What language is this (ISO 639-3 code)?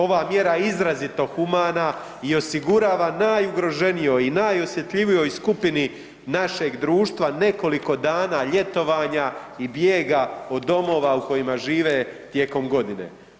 hrv